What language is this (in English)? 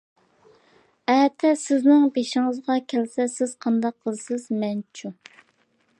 Uyghur